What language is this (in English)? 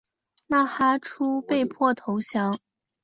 Chinese